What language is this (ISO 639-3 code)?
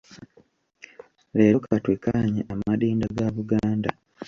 lug